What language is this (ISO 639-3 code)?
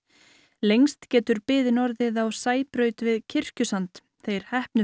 isl